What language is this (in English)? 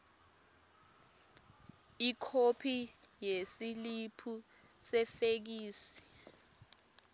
Swati